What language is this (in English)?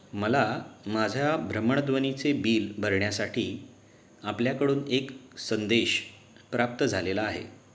Marathi